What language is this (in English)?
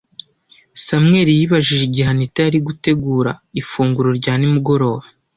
Kinyarwanda